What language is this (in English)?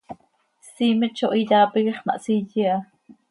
Seri